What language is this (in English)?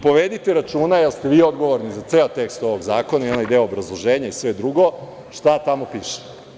Serbian